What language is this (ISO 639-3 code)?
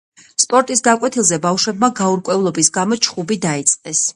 kat